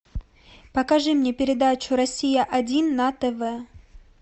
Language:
Russian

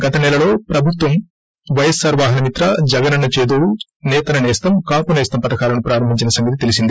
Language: Telugu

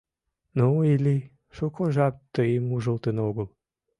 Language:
Mari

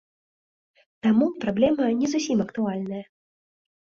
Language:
Belarusian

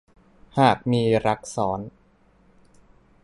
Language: Thai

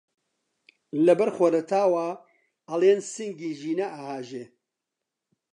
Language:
Central Kurdish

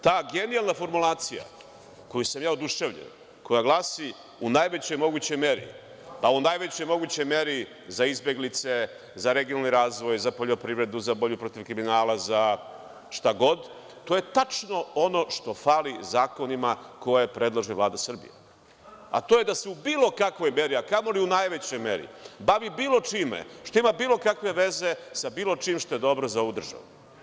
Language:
Serbian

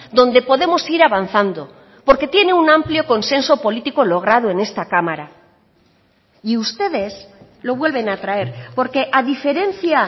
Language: Spanish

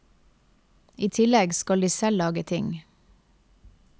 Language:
Norwegian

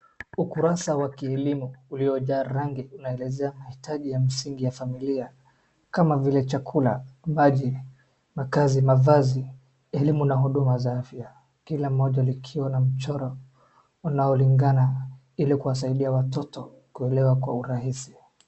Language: Swahili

